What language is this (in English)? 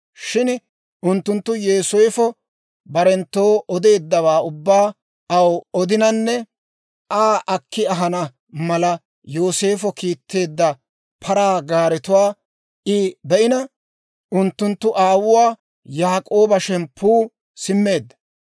Dawro